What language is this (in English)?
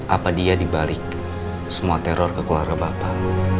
Indonesian